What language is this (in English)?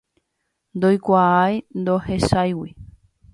Guarani